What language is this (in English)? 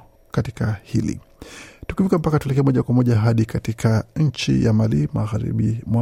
Swahili